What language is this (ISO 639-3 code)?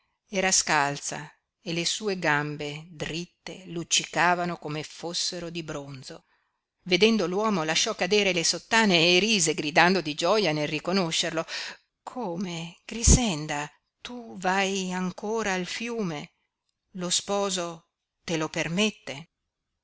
ita